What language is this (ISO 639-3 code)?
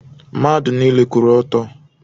ibo